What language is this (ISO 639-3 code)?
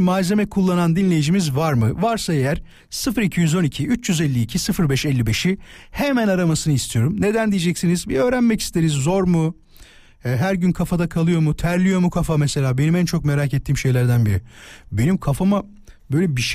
tur